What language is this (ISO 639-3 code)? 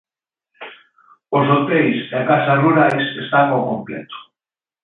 glg